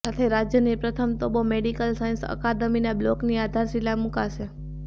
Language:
Gujarati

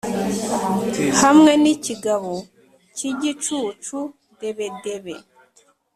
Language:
Kinyarwanda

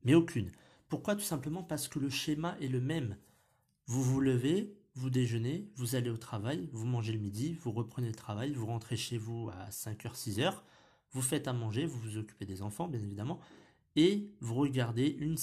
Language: French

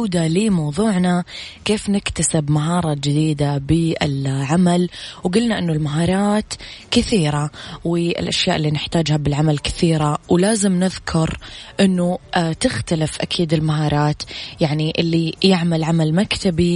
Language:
Arabic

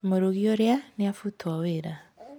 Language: Kikuyu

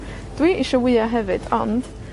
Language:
Welsh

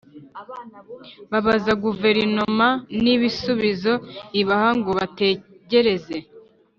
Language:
Kinyarwanda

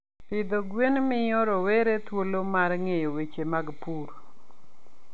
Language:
Luo (Kenya and Tanzania)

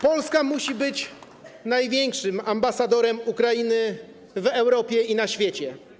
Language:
Polish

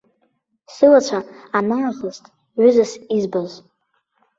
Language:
Abkhazian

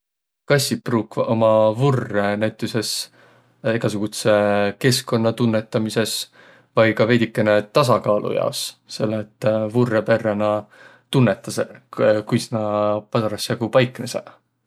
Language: Võro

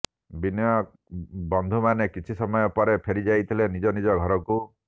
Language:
Odia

